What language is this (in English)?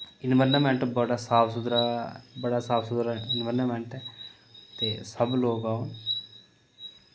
Dogri